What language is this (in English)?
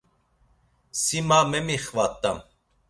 Laz